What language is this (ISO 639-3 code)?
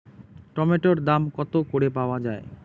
ben